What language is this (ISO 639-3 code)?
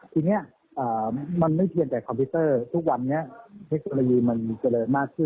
tha